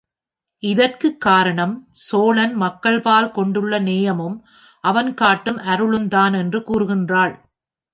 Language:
Tamil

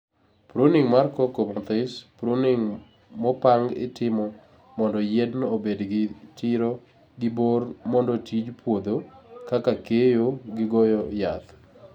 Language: Luo (Kenya and Tanzania)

